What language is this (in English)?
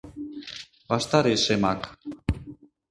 Mari